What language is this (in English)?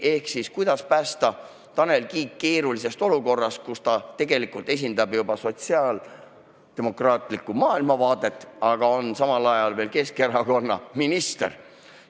Estonian